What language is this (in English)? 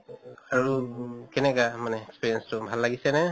Assamese